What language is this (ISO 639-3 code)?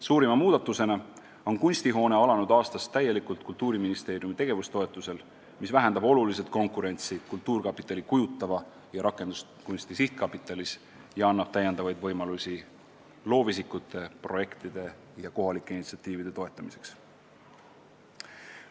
est